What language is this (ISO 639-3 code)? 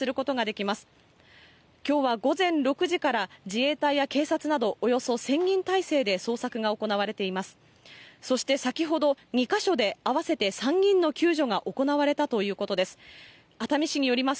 jpn